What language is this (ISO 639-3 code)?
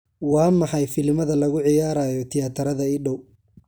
som